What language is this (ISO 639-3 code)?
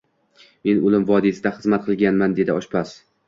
uzb